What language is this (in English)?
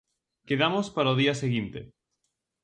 Galician